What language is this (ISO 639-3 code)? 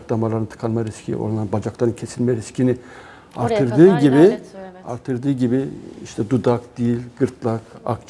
tur